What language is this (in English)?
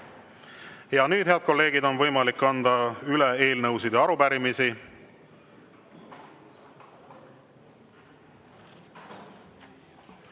Estonian